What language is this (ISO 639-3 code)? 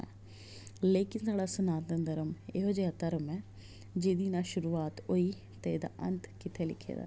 doi